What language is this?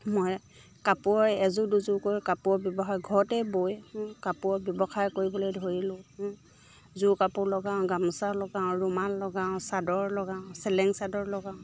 Assamese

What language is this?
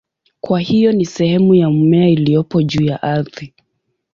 Swahili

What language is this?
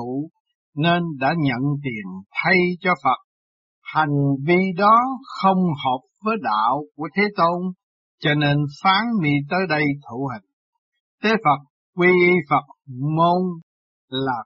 Vietnamese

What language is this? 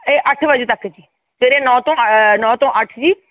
Punjabi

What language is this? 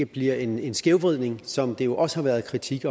Danish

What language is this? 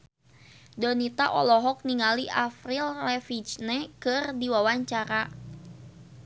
Sundanese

